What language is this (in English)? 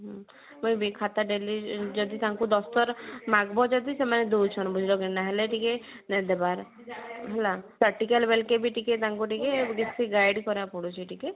Odia